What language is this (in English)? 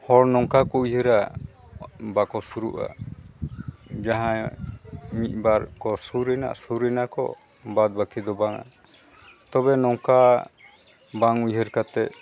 Santali